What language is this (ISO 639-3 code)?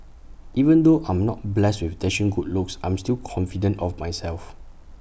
eng